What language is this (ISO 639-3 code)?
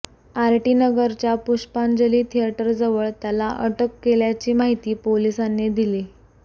mar